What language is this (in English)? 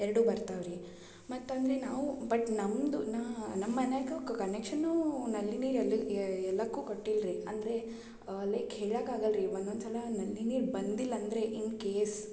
Kannada